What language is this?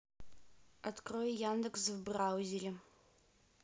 Russian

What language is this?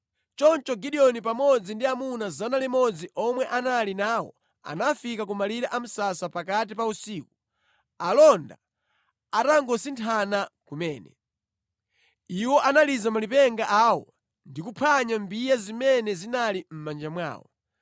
Nyanja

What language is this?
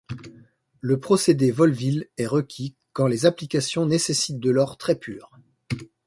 French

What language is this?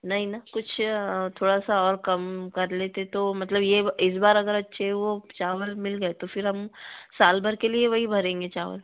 Hindi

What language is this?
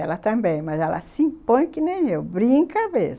Portuguese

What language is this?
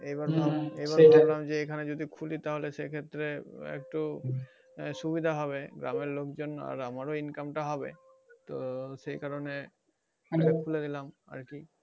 Bangla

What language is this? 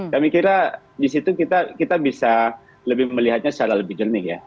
Indonesian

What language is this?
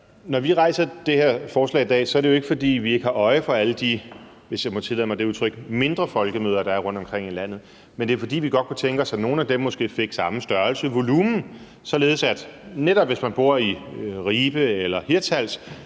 Danish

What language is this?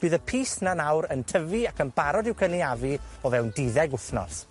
Welsh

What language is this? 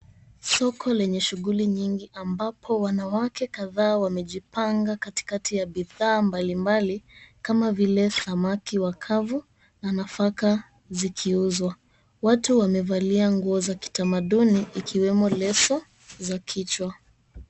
Swahili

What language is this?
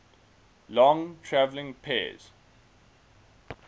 English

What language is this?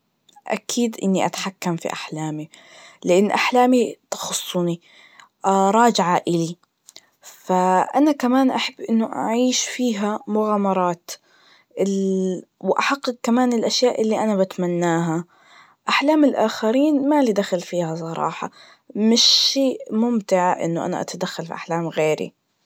Najdi Arabic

